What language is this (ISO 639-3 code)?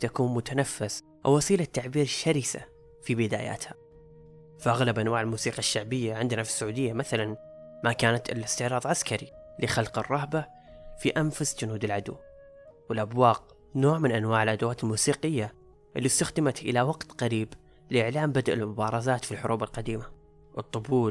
ara